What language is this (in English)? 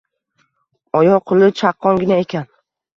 Uzbek